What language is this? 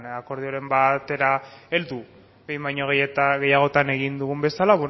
Basque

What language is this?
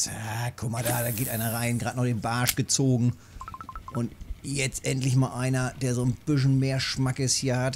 German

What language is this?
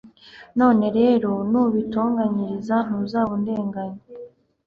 Kinyarwanda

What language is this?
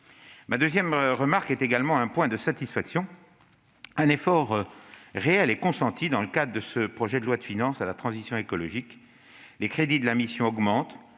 French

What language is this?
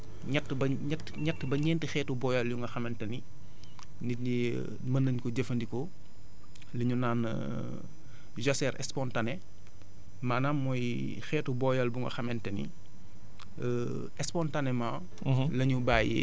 Wolof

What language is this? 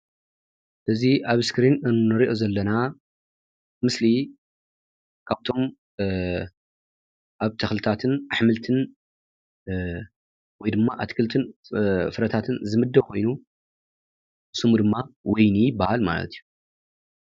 Tigrinya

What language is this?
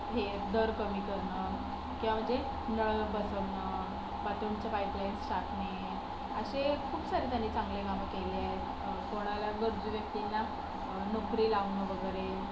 Marathi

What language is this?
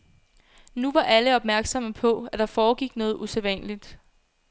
Danish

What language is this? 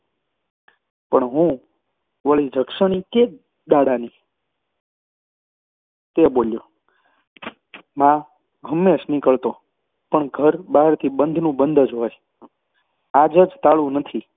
Gujarati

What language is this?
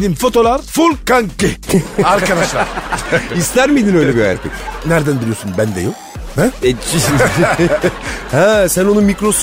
Turkish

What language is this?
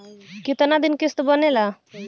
Bhojpuri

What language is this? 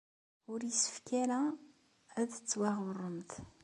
Kabyle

